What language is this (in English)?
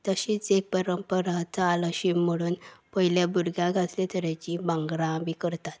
Konkani